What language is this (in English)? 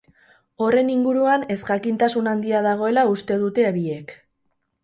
Basque